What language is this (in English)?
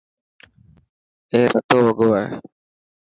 Dhatki